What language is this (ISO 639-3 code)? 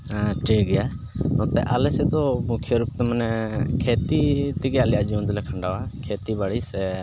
sat